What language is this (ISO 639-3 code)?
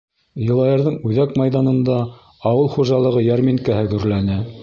bak